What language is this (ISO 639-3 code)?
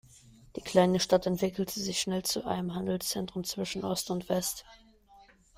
deu